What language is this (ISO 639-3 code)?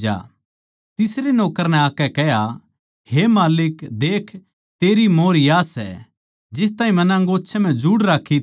bgc